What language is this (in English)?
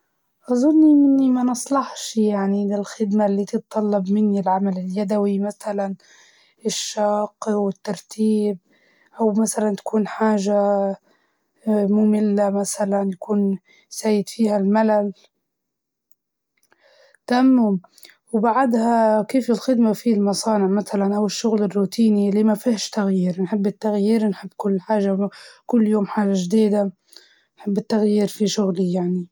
Libyan Arabic